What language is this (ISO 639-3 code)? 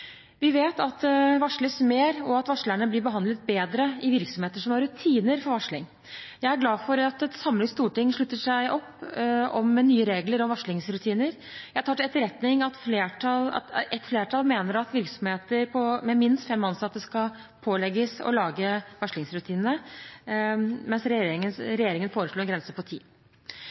nob